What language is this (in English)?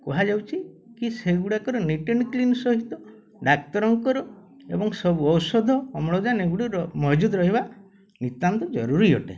Odia